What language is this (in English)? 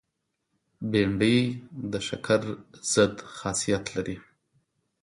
Pashto